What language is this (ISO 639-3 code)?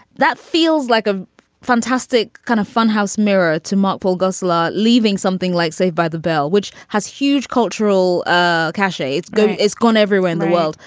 eng